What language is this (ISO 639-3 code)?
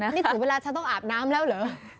tha